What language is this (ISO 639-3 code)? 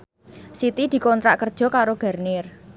jav